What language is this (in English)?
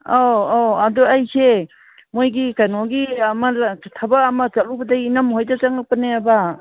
Manipuri